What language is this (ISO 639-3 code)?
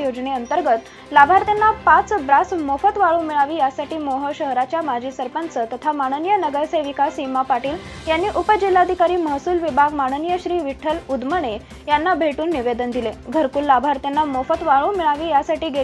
ron